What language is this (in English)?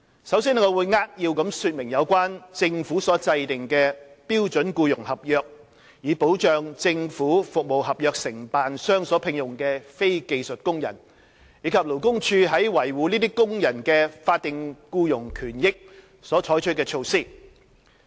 Cantonese